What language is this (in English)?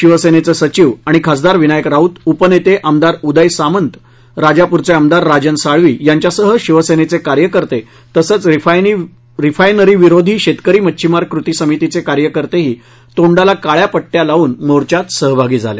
Marathi